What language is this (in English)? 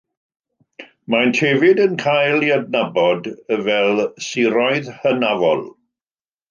Welsh